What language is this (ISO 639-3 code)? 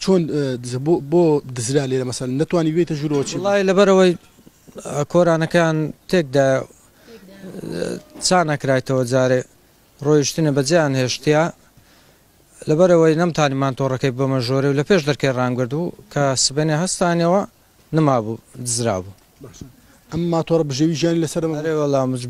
ara